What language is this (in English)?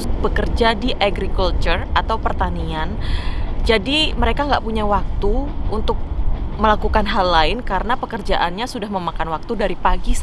Indonesian